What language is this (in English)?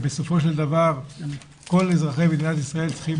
Hebrew